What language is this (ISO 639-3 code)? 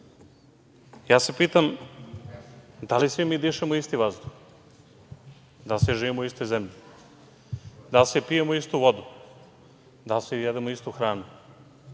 srp